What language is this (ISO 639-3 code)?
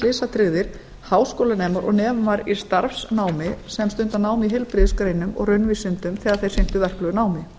isl